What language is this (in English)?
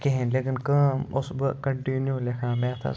Kashmiri